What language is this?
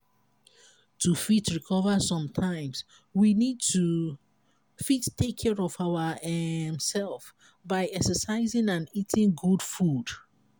Nigerian Pidgin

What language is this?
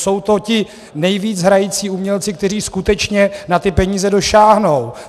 Czech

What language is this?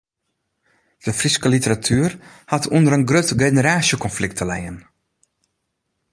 Western Frisian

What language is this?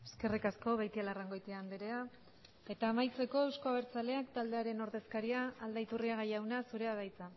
Basque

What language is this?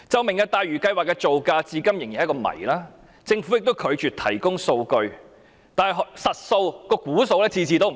Cantonese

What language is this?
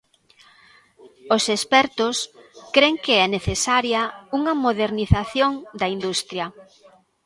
Galician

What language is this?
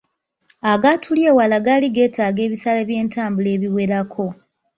Ganda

